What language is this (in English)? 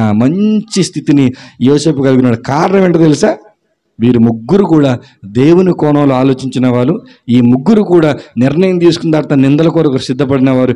Telugu